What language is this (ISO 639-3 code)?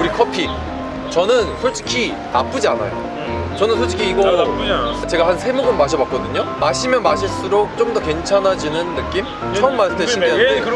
kor